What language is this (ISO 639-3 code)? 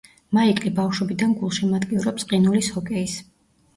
kat